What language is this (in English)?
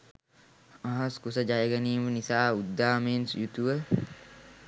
Sinhala